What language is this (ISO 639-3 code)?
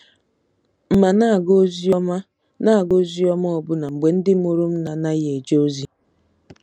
ibo